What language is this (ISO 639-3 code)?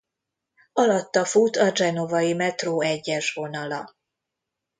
hun